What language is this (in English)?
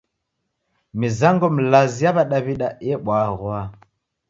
Taita